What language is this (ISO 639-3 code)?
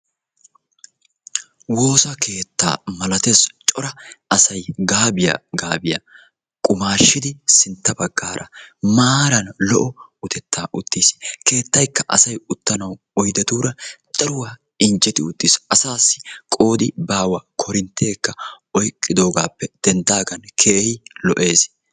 wal